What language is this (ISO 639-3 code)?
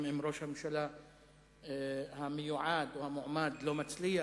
heb